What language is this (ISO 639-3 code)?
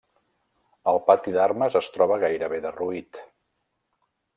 cat